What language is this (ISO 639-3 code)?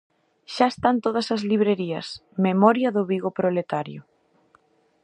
glg